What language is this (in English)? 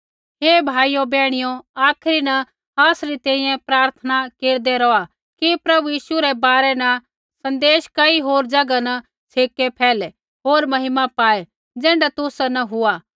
Kullu Pahari